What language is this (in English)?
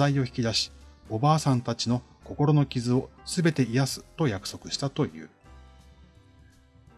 Japanese